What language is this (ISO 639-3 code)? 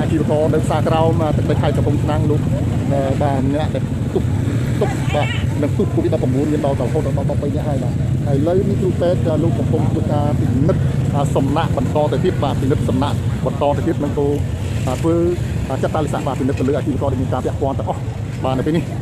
tha